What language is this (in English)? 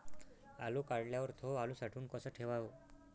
Marathi